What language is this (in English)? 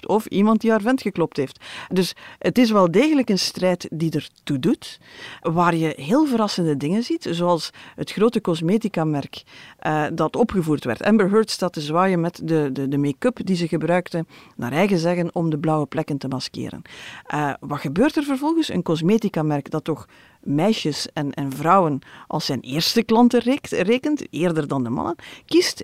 Dutch